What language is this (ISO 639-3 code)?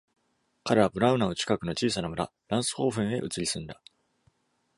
jpn